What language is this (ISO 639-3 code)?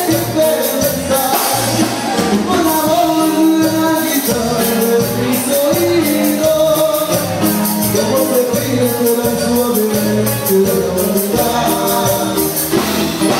ell